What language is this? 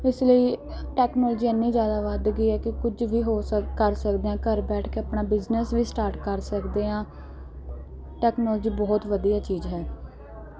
Punjabi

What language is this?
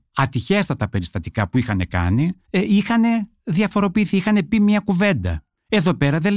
Greek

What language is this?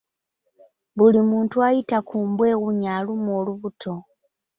Ganda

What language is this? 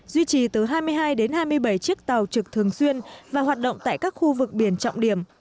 Vietnamese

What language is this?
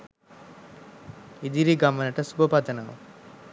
Sinhala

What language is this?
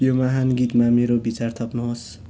Nepali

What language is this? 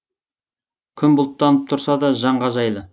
Kazakh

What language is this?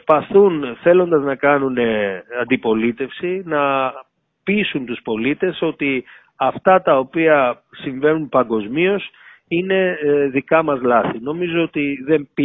Greek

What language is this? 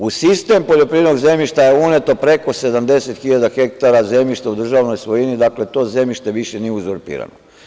Serbian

